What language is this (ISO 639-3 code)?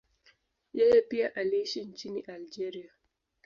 swa